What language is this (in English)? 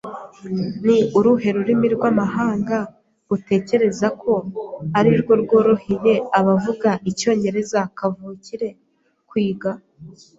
Kinyarwanda